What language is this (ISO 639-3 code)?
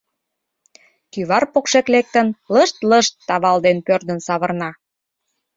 chm